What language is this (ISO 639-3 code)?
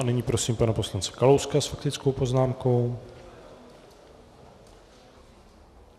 ces